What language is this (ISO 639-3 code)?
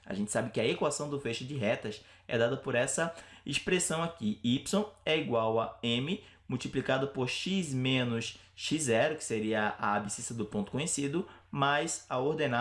por